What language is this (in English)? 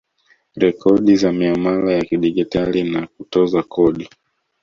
Swahili